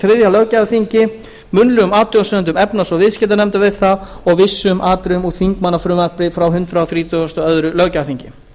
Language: Icelandic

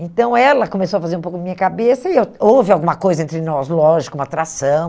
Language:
Portuguese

